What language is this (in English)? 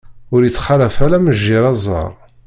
Kabyle